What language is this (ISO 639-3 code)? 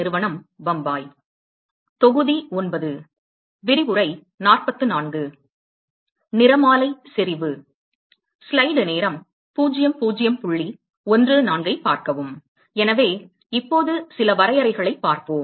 tam